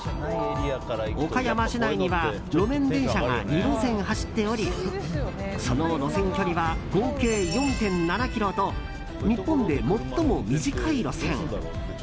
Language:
Japanese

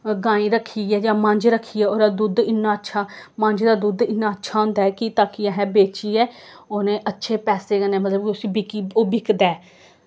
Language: Dogri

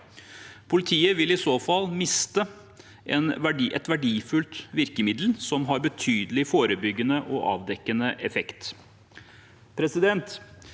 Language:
Norwegian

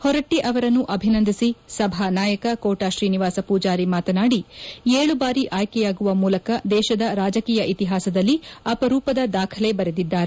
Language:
Kannada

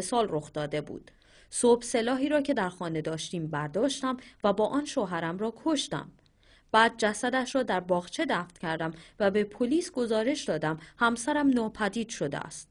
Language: Persian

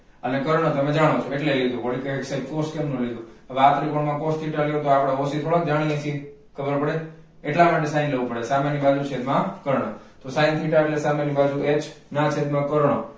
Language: Gujarati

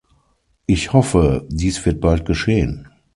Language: German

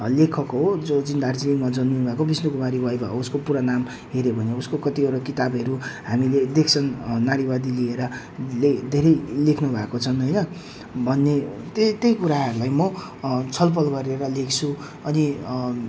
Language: Nepali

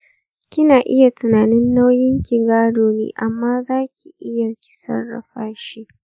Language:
Hausa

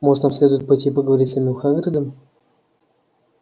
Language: Russian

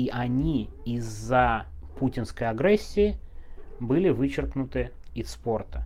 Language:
Russian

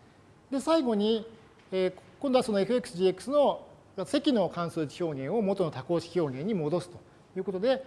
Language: Japanese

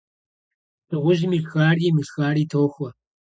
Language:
Kabardian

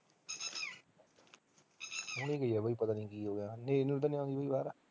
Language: Punjabi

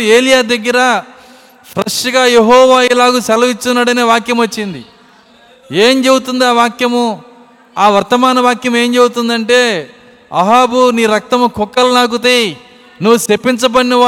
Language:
Telugu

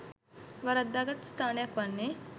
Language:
Sinhala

